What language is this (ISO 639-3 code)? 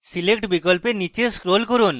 ben